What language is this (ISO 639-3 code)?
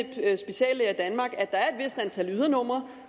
dan